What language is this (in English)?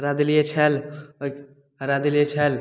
Maithili